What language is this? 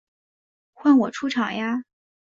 Chinese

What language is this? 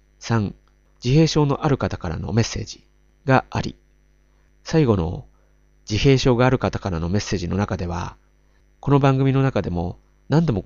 Japanese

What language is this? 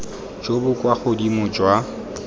Tswana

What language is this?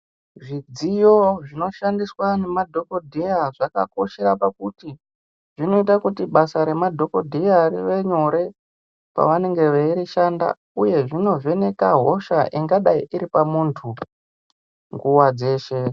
Ndau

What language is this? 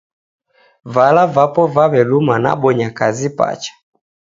Taita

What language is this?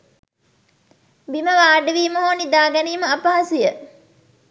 Sinhala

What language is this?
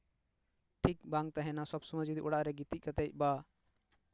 Santali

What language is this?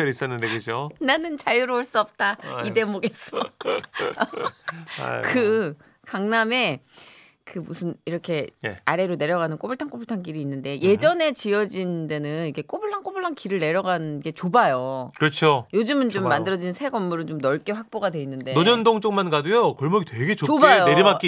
Korean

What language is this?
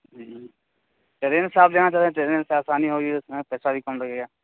Urdu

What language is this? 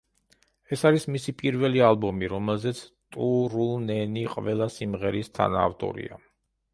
Georgian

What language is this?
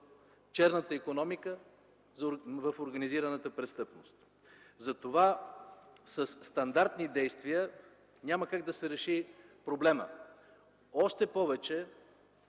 Bulgarian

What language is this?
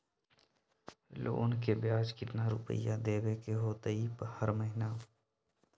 Magahi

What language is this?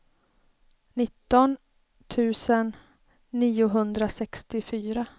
Swedish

